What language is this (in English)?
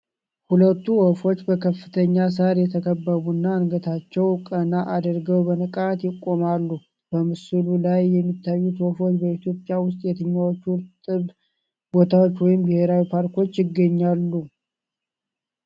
Amharic